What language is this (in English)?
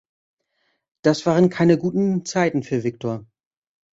German